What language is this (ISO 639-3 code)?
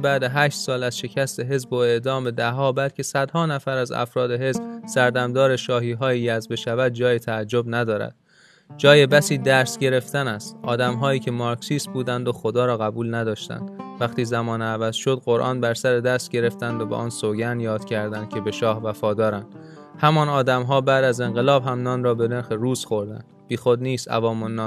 fas